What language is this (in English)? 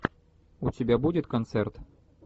Russian